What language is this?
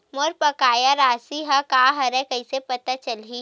Chhattisgarhi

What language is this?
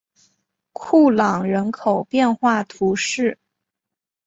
Chinese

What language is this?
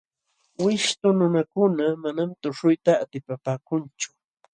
Jauja Wanca Quechua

